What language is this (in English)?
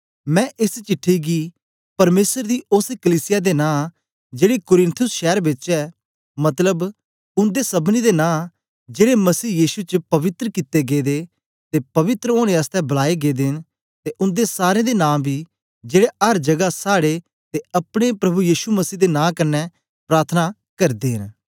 Dogri